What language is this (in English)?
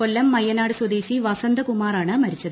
Malayalam